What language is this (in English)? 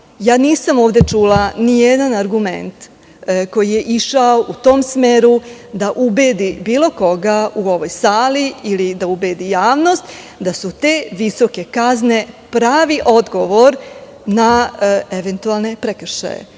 Serbian